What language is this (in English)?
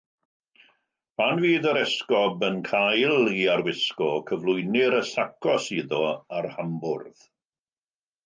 Welsh